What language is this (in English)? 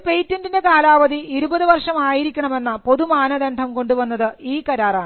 Malayalam